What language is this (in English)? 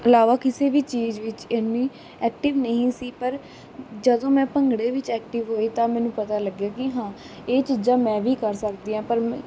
Punjabi